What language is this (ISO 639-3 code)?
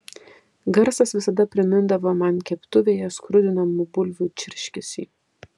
lit